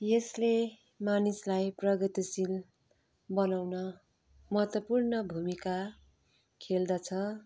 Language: Nepali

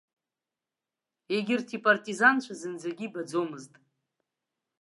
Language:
Abkhazian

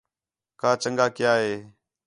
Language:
Khetrani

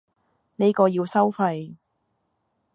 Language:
Cantonese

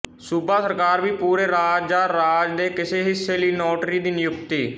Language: Punjabi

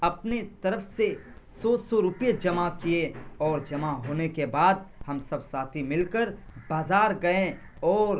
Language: Urdu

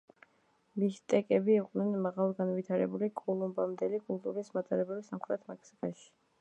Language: Georgian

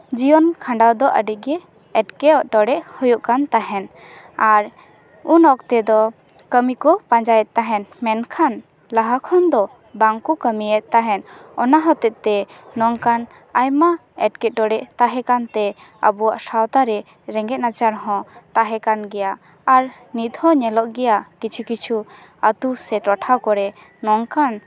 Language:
Santali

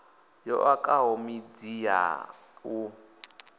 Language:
Venda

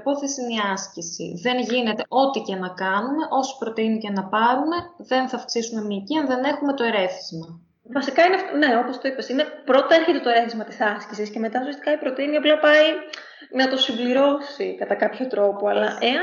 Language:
Greek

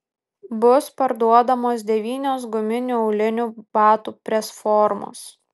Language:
Lithuanian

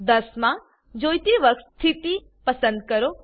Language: Gujarati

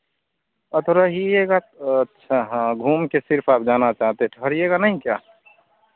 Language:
Hindi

